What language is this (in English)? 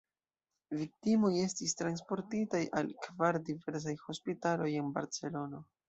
Esperanto